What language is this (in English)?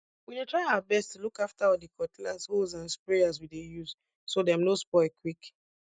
Nigerian Pidgin